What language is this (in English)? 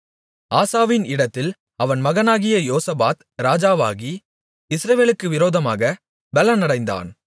Tamil